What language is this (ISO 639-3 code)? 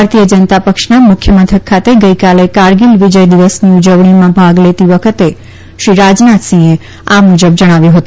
guj